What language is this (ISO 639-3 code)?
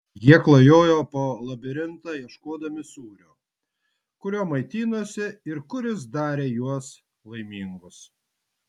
lit